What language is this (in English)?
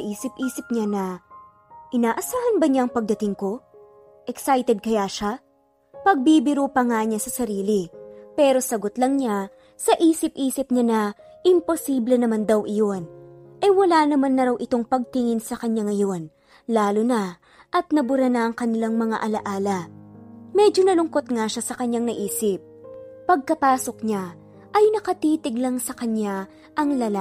Filipino